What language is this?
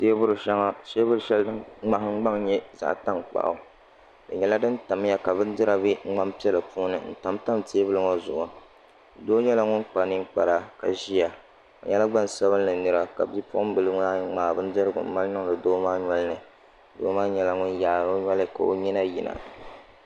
Dagbani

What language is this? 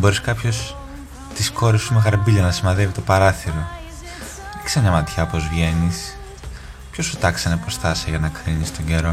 Greek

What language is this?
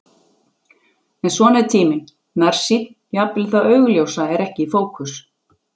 Icelandic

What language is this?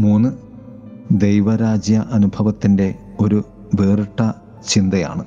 Malayalam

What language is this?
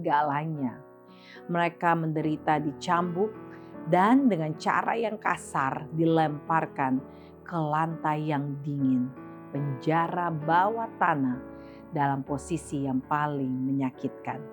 Indonesian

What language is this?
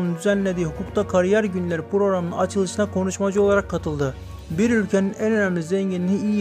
Turkish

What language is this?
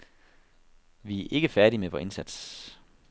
Danish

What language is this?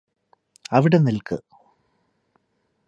Malayalam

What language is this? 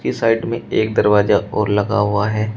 Hindi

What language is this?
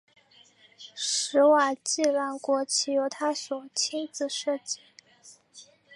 Chinese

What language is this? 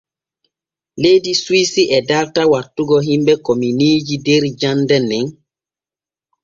Borgu Fulfulde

